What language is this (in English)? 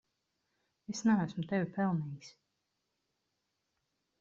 Latvian